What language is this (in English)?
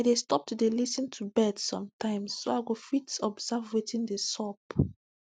Nigerian Pidgin